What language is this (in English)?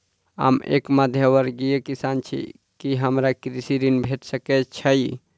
Maithili